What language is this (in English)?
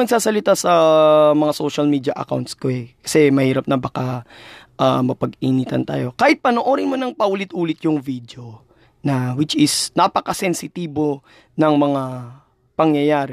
Filipino